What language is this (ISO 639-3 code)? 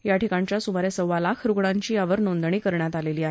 mar